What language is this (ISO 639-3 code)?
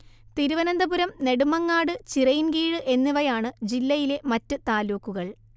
mal